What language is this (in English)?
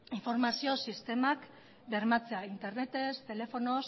Basque